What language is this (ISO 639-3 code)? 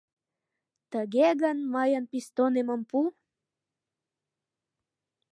chm